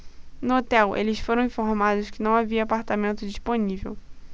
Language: Portuguese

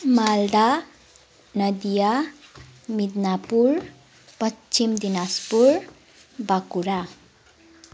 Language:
Nepali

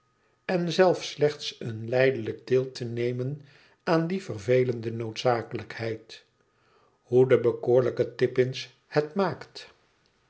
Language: Dutch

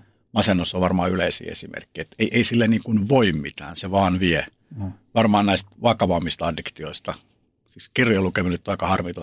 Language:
Finnish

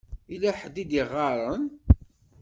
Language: Kabyle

